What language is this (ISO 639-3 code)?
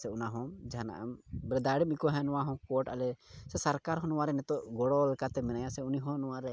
sat